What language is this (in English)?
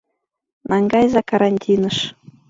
Mari